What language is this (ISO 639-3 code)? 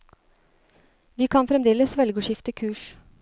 nor